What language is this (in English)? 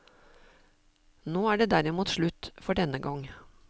Norwegian